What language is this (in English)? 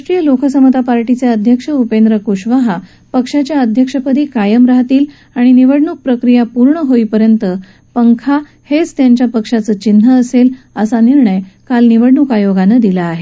Marathi